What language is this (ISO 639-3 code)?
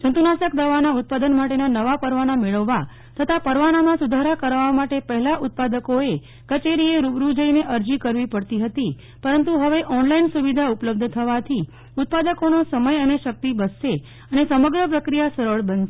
guj